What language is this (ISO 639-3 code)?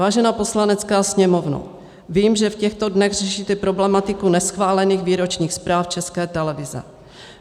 ces